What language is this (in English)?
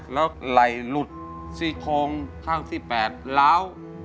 Thai